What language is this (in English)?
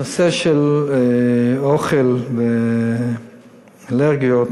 Hebrew